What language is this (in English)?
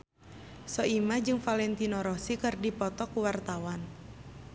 Sundanese